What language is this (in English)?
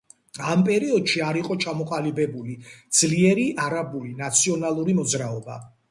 Georgian